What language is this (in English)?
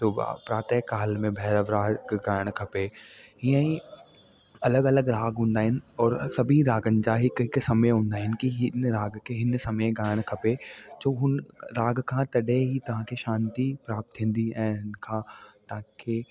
Sindhi